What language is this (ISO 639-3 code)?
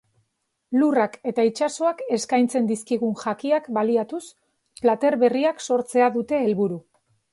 eus